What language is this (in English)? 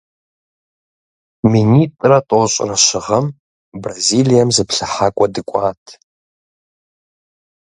Kabardian